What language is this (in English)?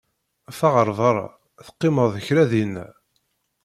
Kabyle